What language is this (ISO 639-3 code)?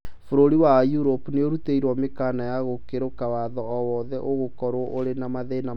kik